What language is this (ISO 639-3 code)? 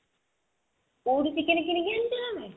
ori